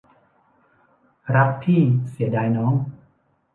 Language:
Thai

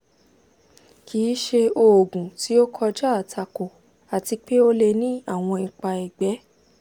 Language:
Yoruba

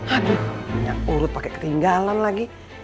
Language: Indonesian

